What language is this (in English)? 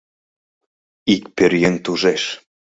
Mari